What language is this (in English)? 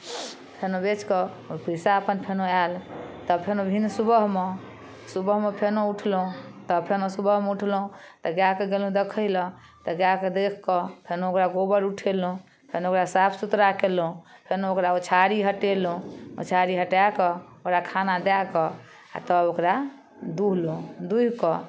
Maithili